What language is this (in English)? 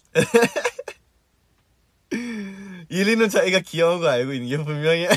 Korean